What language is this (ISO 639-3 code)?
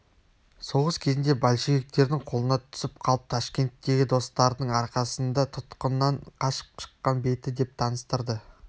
kaz